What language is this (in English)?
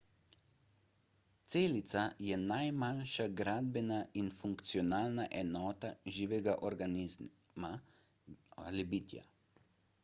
Slovenian